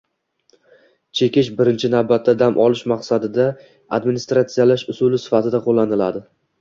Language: Uzbek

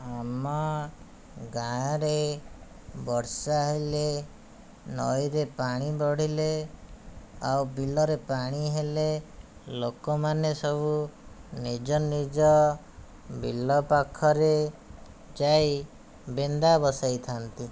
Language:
Odia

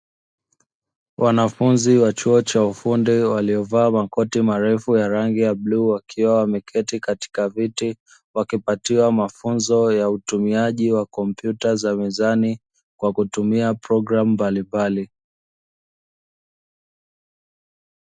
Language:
Swahili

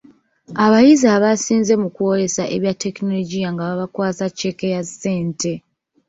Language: Ganda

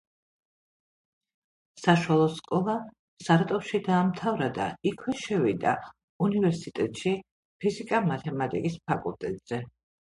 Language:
Georgian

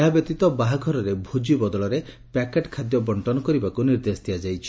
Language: Odia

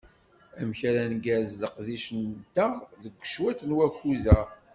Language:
Kabyle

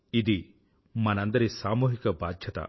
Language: Telugu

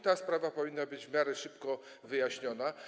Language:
Polish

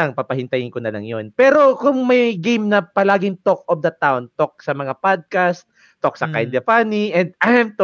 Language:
Filipino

